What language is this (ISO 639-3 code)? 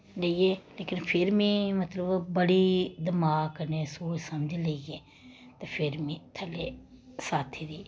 doi